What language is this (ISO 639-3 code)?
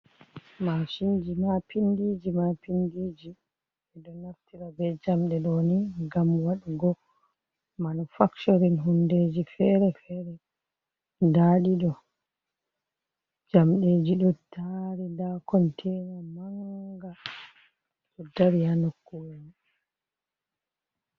ful